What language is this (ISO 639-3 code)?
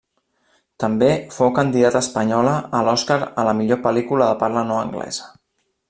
cat